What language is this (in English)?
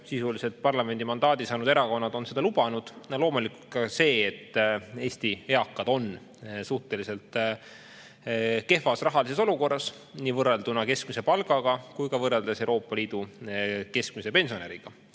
Estonian